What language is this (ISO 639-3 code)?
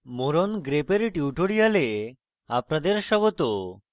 ben